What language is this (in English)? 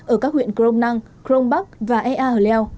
Vietnamese